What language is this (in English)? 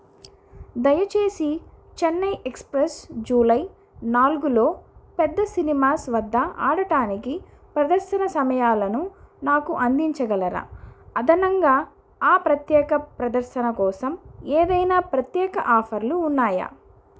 Telugu